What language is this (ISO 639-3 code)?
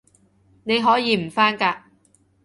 yue